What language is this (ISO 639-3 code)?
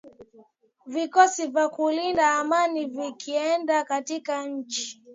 swa